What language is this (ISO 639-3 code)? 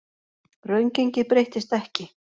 isl